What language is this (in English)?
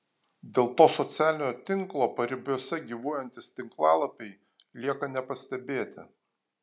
Lithuanian